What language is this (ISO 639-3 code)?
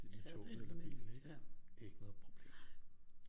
dan